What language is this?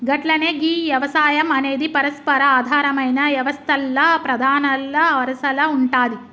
Telugu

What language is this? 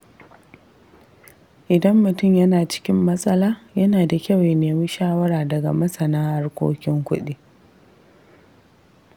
Hausa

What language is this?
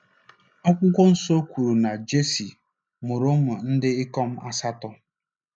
Igbo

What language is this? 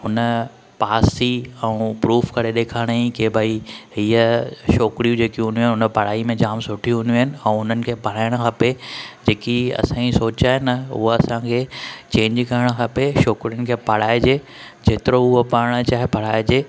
Sindhi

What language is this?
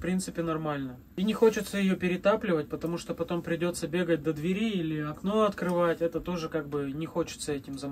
Russian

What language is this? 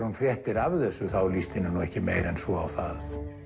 Icelandic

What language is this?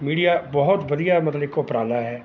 Punjabi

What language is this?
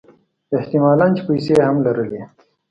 Pashto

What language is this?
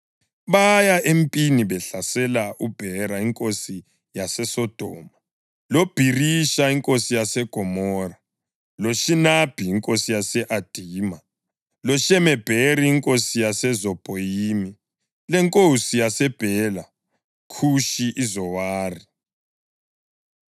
North Ndebele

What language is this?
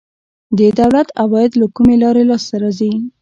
Pashto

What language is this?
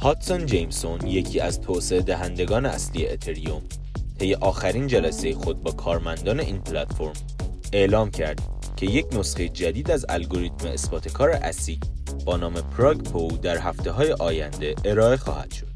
Persian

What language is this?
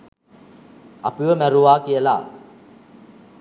Sinhala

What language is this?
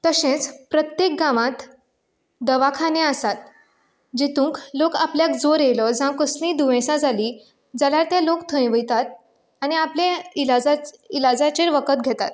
Konkani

